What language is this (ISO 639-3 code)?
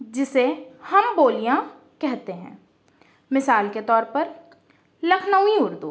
urd